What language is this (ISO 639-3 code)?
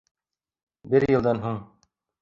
bak